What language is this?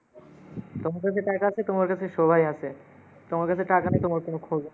Bangla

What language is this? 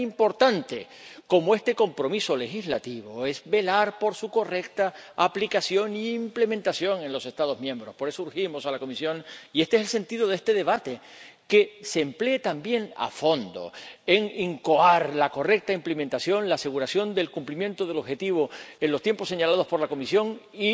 Spanish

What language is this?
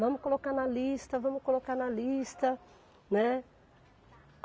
Portuguese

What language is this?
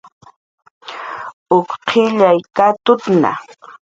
Jaqaru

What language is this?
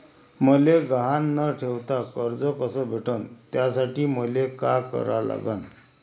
Marathi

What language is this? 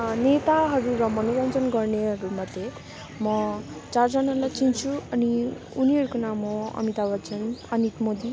Nepali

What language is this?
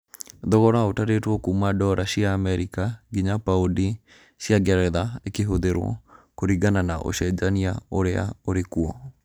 Kikuyu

